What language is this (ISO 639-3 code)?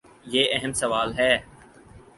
urd